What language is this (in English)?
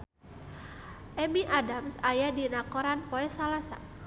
Sundanese